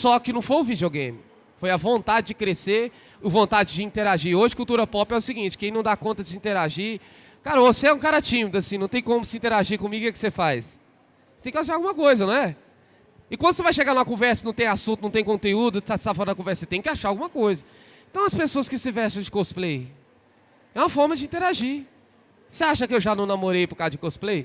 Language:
Portuguese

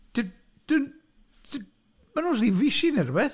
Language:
Welsh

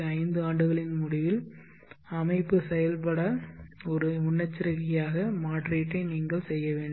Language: Tamil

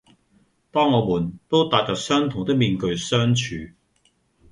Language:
Cantonese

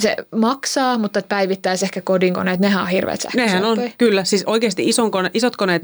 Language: Finnish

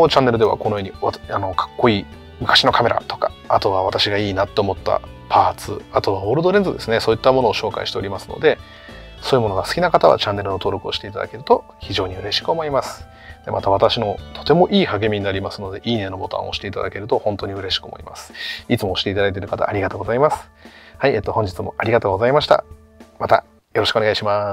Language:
Japanese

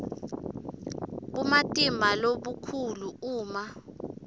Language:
Swati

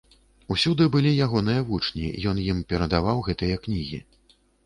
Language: Belarusian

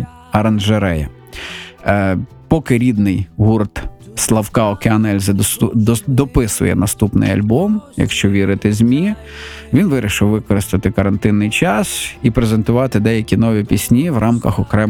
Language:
Ukrainian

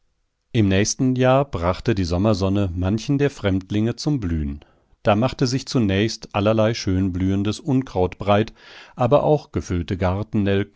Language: German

